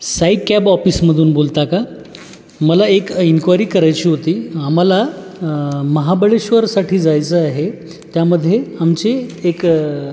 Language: Marathi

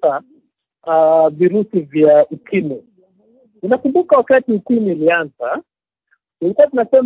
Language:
Swahili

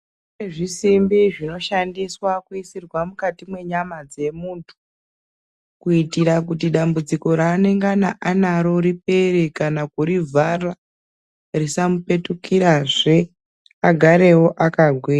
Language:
Ndau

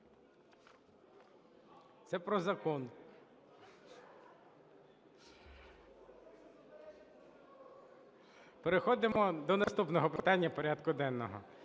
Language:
Ukrainian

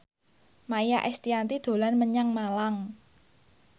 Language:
Javanese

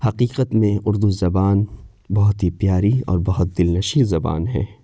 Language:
Urdu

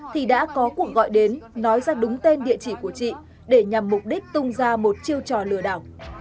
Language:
Vietnamese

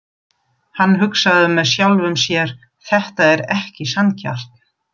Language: Icelandic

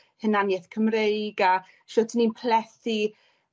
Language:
Welsh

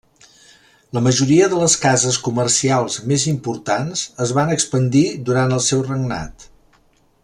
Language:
Catalan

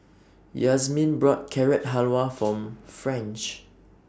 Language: English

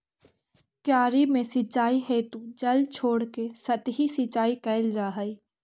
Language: Magahi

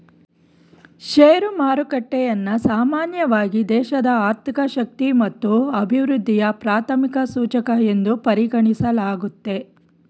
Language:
Kannada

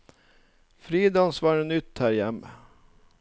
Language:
Norwegian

